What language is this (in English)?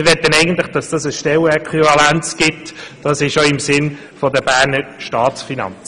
Swiss German